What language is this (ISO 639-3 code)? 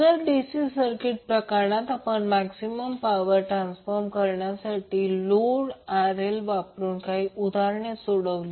mar